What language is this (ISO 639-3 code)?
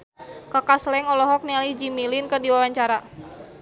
sun